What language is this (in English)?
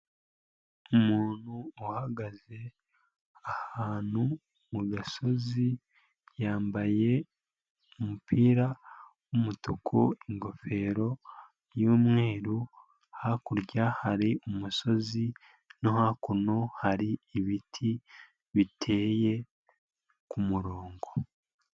Kinyarwanda